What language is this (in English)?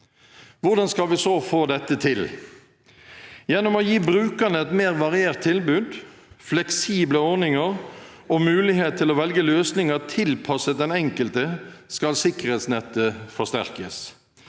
Norwegian